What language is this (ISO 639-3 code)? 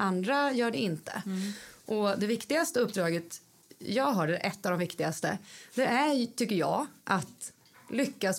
swe